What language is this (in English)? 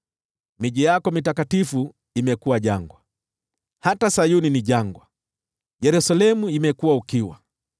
Swahili